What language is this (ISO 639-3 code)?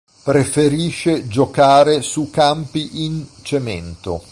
ita